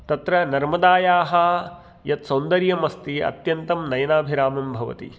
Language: Sanskrit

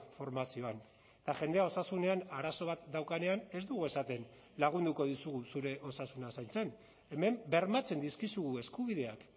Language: Basque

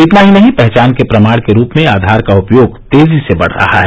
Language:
Hindi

